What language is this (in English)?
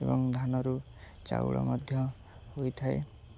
Odia